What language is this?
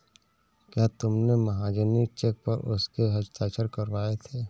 Hindi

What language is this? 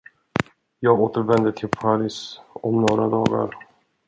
Swedish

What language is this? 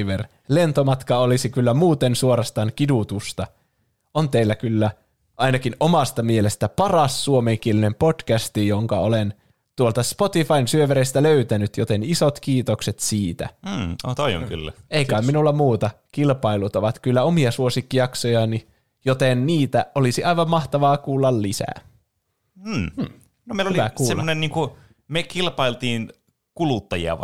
Finnish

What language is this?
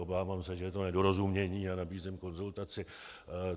Czech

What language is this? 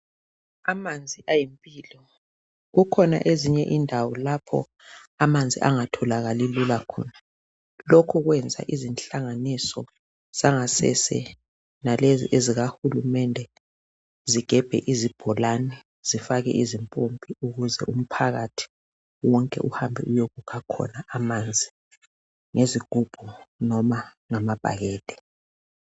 North Ndebele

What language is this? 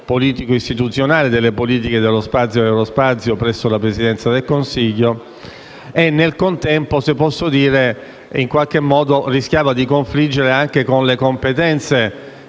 Italian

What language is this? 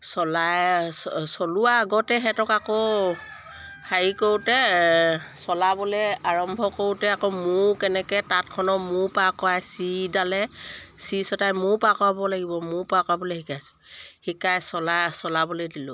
Assamese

